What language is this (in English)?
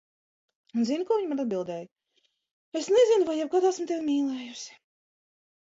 Latvian